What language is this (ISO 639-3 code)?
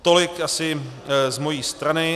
ces